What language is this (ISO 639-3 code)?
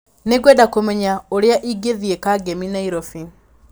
kik